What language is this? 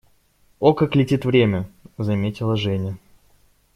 Russian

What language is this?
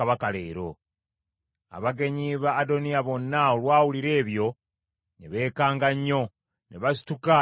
Ganda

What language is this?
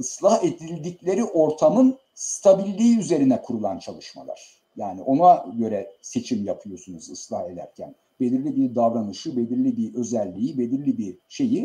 Turkish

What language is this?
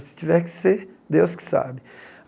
Portuguese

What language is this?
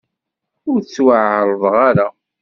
Kabyle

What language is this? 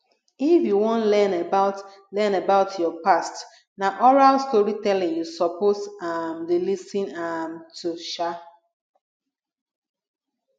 Nigerian Pidgin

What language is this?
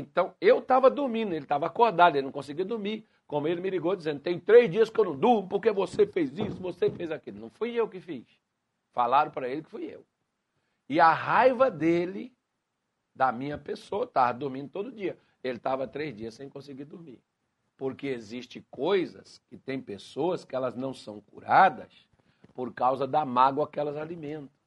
Portuguese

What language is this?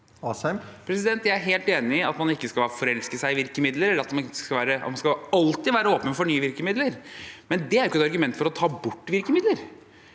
Norwegian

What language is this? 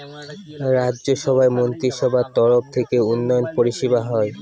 Bangla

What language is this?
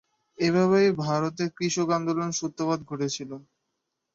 Bangla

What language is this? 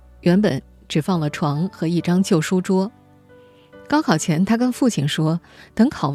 Chinese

